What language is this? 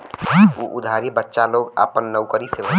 Bhojpuri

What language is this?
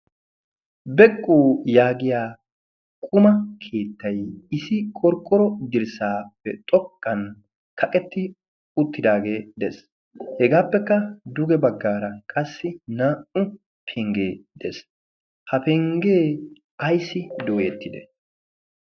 Wolaytta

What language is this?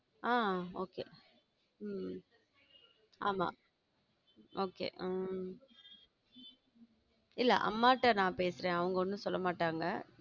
Tamil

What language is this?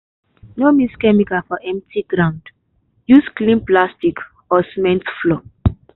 Nigerian Pidgin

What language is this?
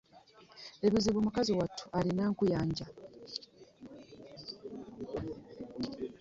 Ganda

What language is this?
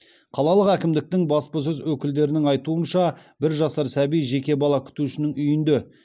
Kazakh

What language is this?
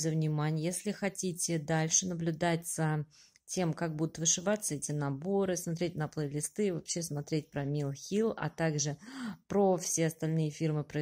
Russian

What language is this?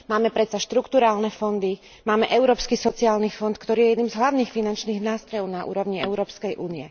Slovak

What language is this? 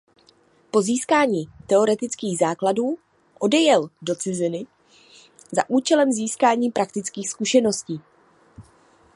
Czech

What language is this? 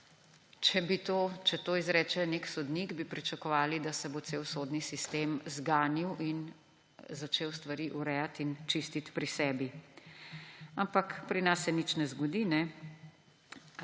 Slovenian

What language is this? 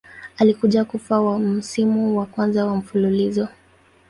Swahili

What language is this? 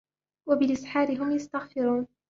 Arabic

